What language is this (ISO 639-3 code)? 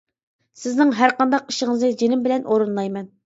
uig